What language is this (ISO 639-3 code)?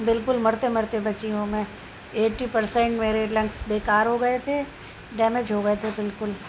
urd